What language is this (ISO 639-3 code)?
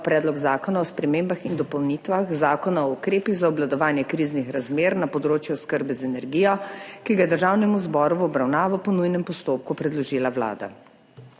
slv